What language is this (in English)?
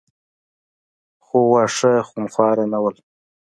Pashto